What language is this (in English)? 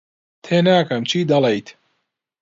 Central Kurdish